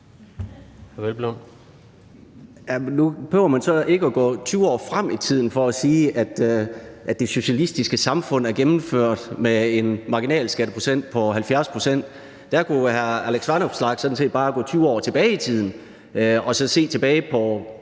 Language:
Danish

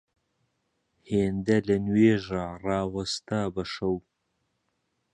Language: Central Kurdish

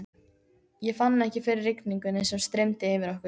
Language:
Icelandic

